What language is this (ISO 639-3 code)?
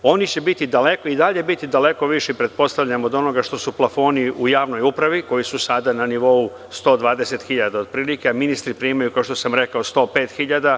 srp